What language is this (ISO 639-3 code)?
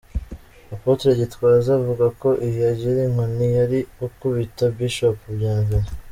kin